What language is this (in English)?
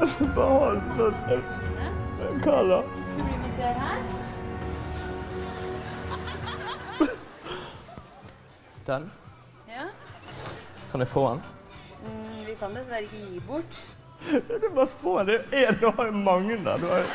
Norwegian